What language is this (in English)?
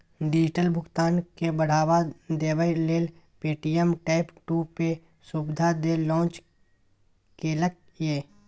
Maithili